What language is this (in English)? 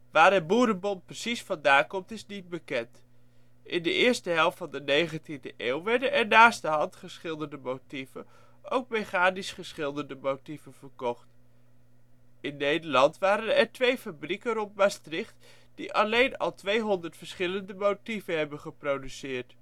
Dutch